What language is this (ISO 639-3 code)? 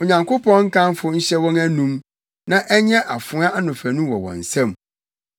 aka